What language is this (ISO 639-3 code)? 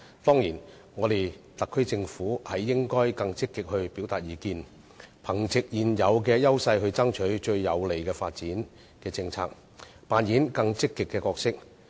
yue